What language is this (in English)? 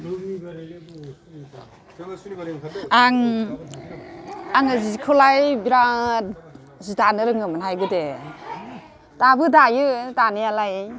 Bodo